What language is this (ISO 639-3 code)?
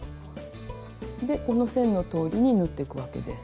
jpn